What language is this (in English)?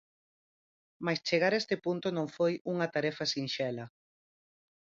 Galician